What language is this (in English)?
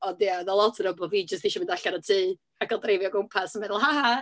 Welsh